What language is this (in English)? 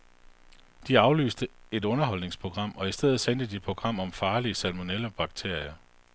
Danish